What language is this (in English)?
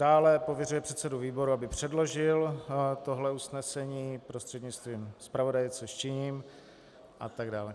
Czech